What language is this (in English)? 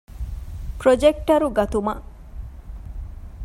Divehi